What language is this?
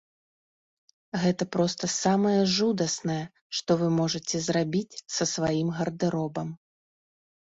Belarusian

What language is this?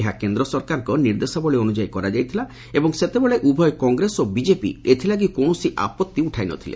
Odia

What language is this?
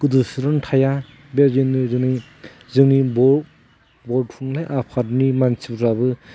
Bodo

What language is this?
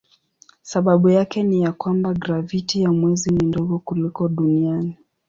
Swahili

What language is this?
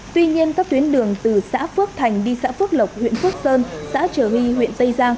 Vietnamese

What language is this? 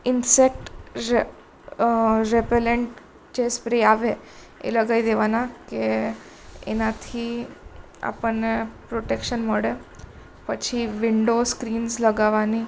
Gujarati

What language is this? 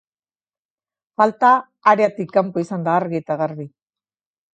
Basque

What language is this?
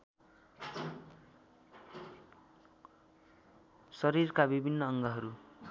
Nepali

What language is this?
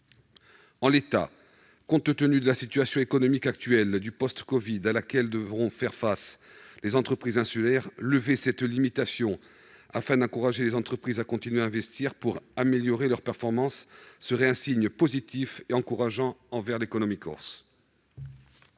French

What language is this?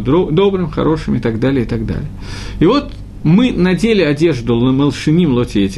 Russian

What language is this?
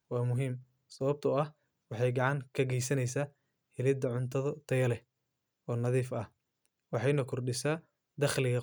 Somali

